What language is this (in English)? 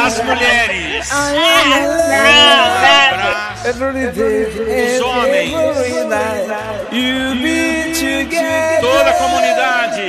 Portuguese